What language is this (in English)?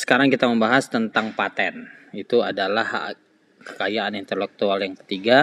Indonesian